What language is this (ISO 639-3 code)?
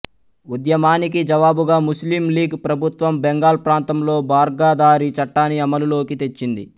tel